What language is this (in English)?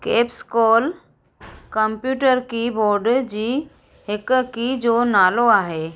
Sindhi